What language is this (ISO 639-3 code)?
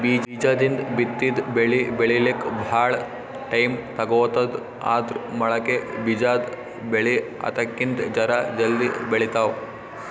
kan